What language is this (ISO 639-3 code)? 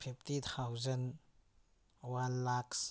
mni